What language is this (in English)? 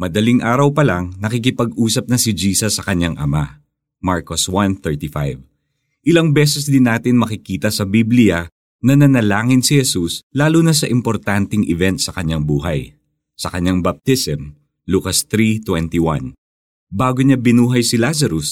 Filipino